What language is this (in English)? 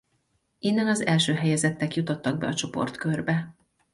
Hungarian